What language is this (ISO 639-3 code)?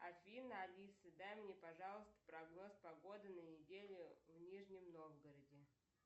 rus